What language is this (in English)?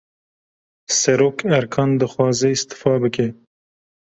Kurdish